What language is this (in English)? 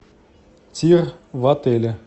Russian